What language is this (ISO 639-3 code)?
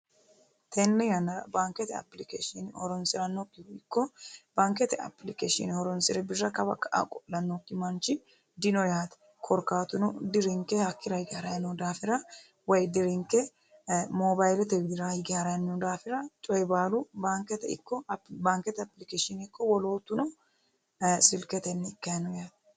sid